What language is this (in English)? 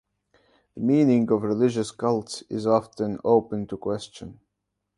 English